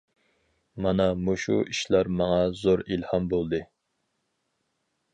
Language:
Uyghur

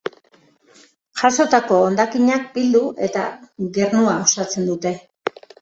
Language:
Basque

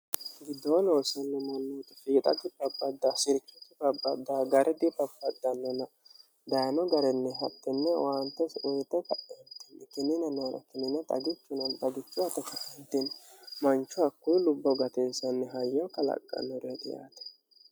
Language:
Sidamo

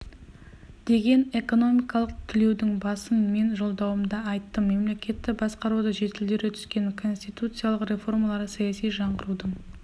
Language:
Kazakh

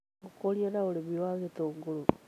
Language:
Kikuyu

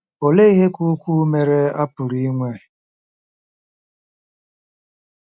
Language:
Igbo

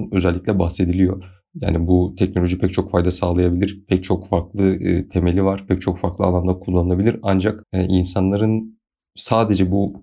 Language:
Turkish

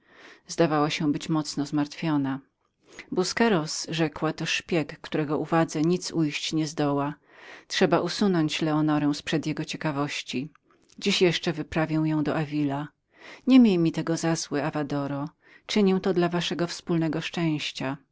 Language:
Polish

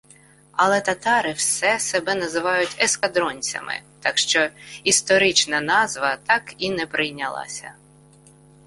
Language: Ukrainian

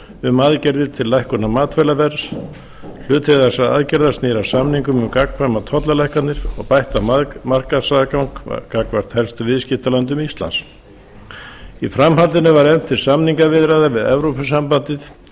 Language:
Icelandic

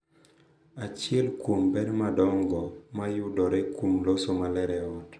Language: Luo (Kenya and Tanzania)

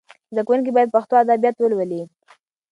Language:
Pashto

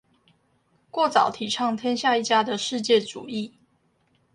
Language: Chinese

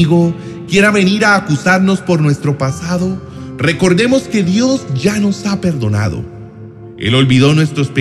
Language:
Spanish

